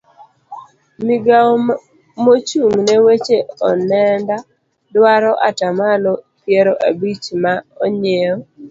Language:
Luo (Kenya and Tanzania)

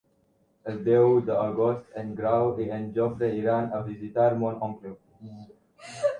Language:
Catalan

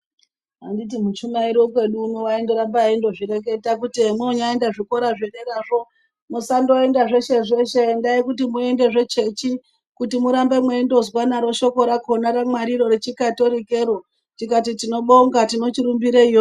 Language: Ndau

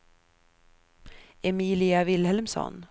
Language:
Swedish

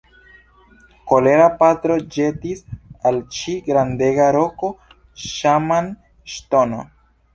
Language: Esperanto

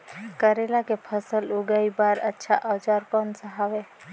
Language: Chhattisgarhi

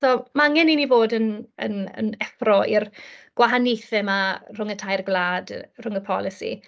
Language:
Welsh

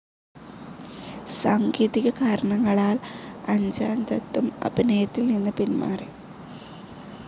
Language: Malayalam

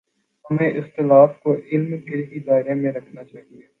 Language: Urdu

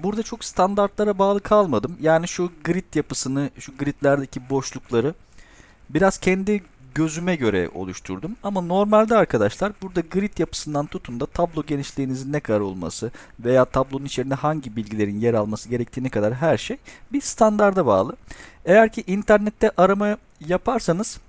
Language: Turkish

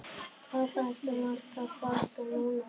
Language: Icelandic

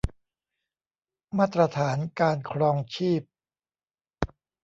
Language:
Thai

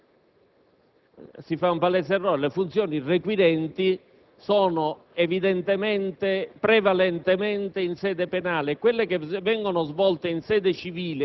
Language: Italian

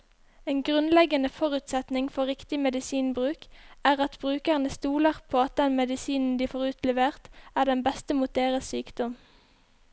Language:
Norwegian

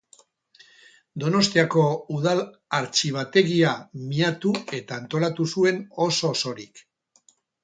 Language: Basque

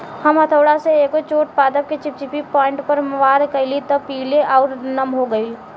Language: Bhojpuri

